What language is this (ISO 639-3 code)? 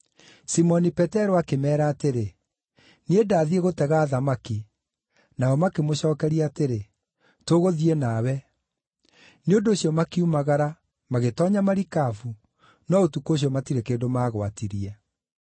kik